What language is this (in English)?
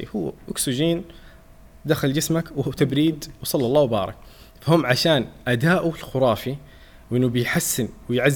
Arabic